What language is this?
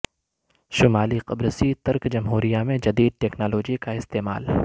Urdu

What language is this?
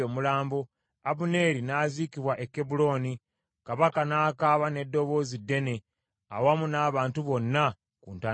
Ganda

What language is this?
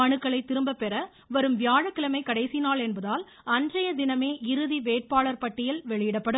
Tamil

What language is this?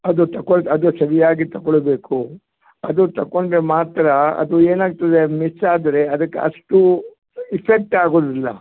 Kannada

